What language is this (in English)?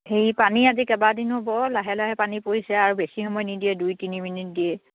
Assamese